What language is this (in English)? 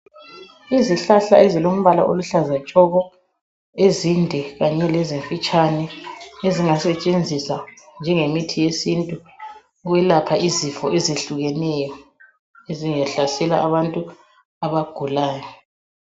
North Ndebele